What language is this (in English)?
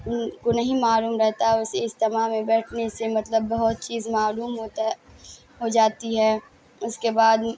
Urdu